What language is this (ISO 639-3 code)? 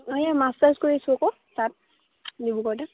asm